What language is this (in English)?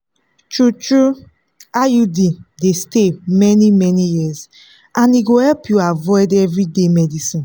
Nigerian Pidgin